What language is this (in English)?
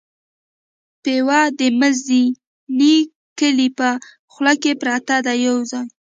Pashto